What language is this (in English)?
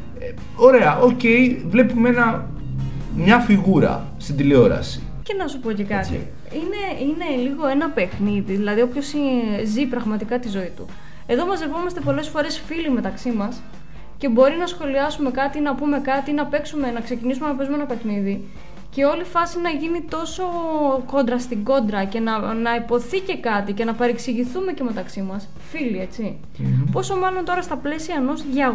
Greek